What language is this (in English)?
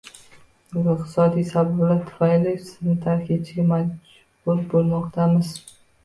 Uzbek